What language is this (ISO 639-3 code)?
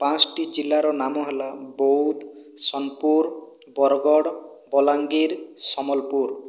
ori